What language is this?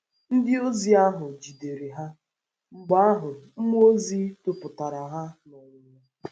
Igbo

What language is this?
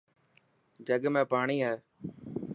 Dhatki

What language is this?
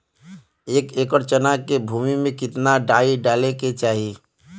Bhojpuri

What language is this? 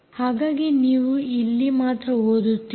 Kannada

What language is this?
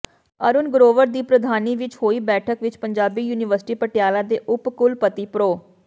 Punjabi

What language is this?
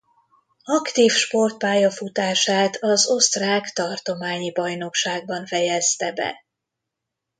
Hungarian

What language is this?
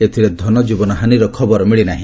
Odia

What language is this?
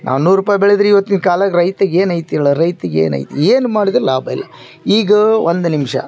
Kannada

